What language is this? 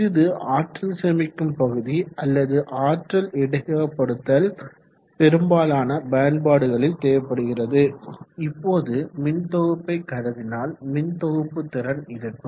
Tamil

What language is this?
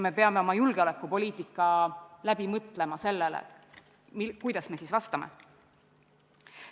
Estonian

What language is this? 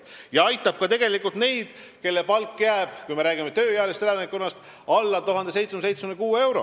Estonian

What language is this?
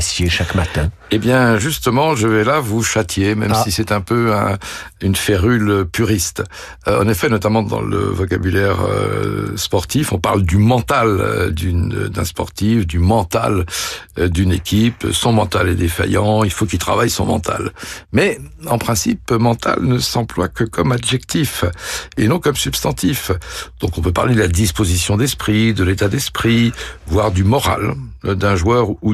French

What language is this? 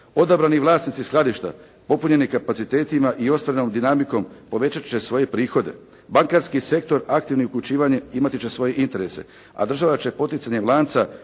Croatian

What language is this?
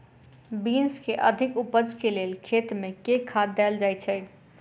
Maithili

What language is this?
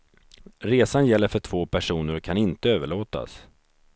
Swedish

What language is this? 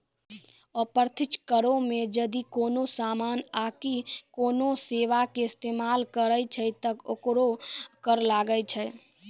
Maithili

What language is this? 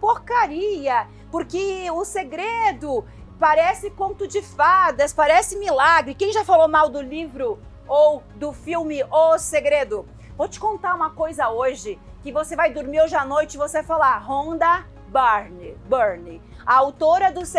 Portuguese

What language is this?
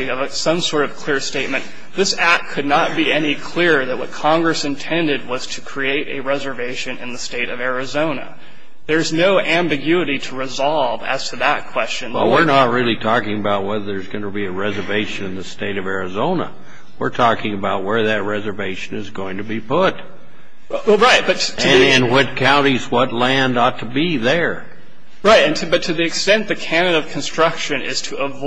English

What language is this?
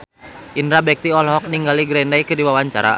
Sundanese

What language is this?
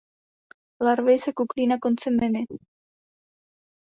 Czech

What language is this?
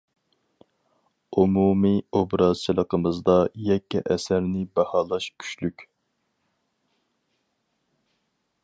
Uyghur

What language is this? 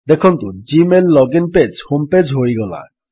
Odia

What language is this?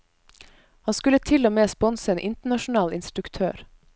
Norwegian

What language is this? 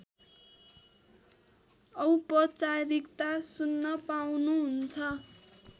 Nepali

